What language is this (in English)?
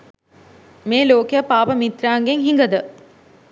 Sinhala